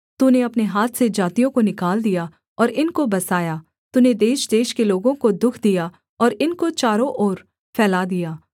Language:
Hindi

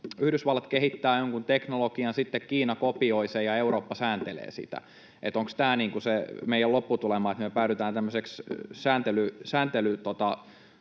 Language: Finnish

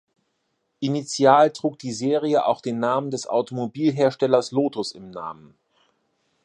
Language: German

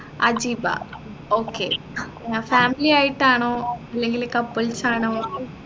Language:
Malayalam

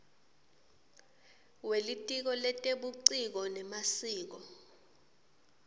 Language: Swati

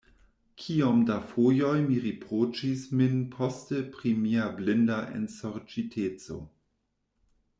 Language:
Esperanto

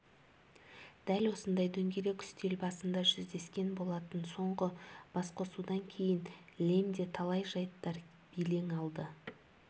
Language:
Kazakh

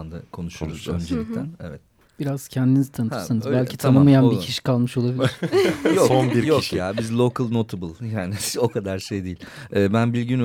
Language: Turkish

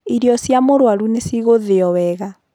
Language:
Kikuyu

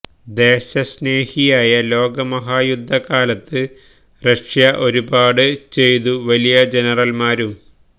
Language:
Malayalam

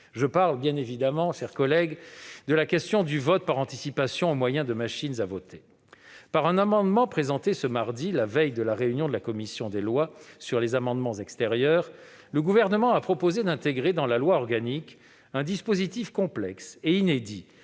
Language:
French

